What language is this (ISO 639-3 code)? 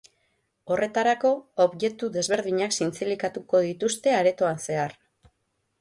eus